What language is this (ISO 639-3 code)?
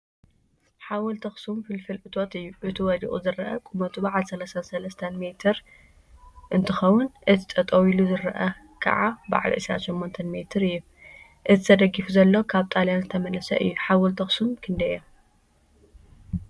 tir